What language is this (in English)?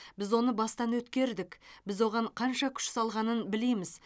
Kazakh